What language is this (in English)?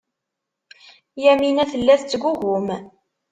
Kabyle